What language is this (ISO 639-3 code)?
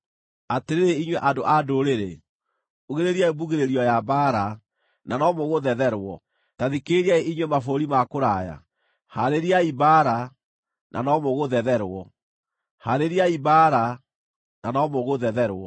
kik